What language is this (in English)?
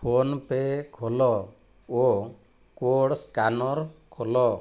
Odia